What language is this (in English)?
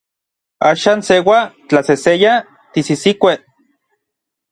Orizaba Nahuatl